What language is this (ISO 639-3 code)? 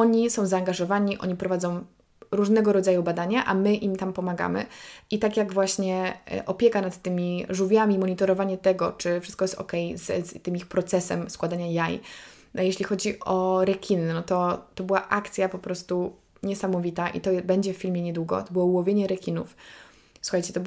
pol